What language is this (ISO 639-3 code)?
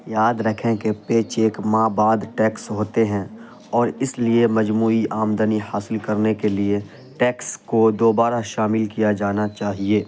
urd